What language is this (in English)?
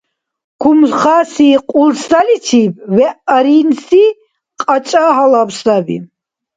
Dargwa